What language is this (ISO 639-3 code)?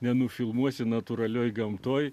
lit